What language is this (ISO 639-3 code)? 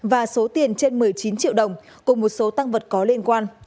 vie